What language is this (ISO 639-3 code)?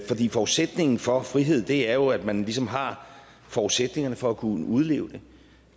dan